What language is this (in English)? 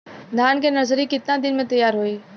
Bhojpuri